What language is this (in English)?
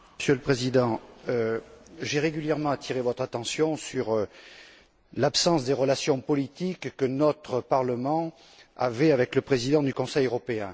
French